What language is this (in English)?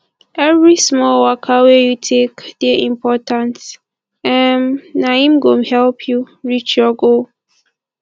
Nigerian Pidgin